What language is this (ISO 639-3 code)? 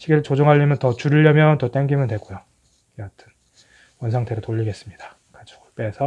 kor